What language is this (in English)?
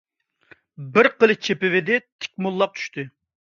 Uyghur